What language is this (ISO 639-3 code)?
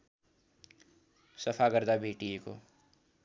nep